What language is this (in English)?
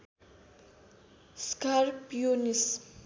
Nepali